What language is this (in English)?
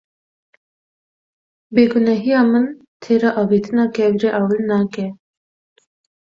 Kurdish